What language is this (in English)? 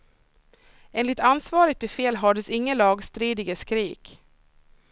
Swedish